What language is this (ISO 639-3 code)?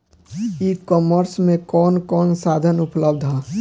bho